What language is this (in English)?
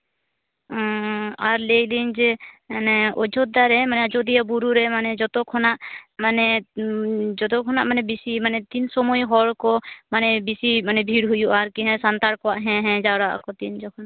Santali